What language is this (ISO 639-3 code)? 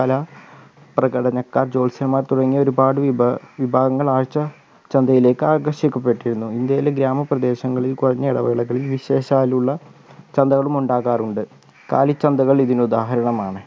mal